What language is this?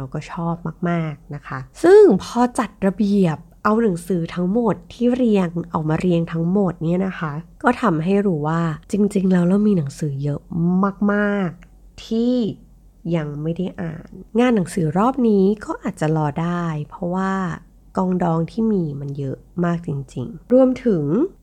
Thai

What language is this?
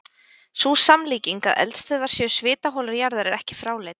Icelandic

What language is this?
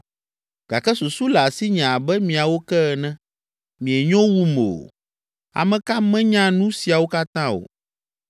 Ewe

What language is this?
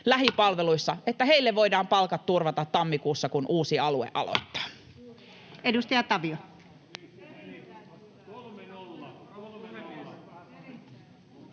Finnish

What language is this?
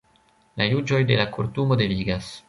Esperanto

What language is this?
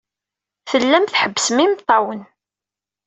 Kabyle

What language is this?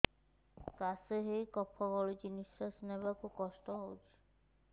Odia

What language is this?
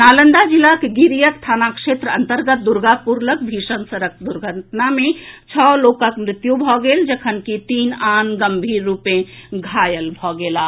Maithili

